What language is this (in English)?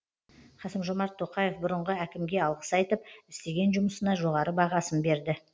Kazakh